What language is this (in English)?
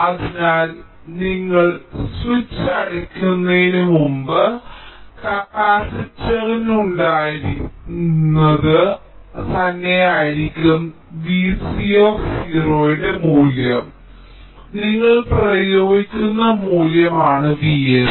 Malayalam